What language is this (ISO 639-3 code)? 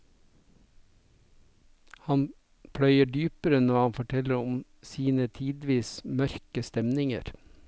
nor